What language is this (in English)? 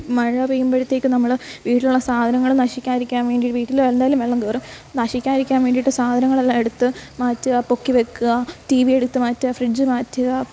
Malayalam